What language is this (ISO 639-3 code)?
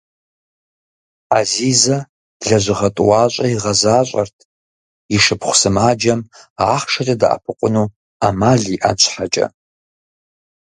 kbd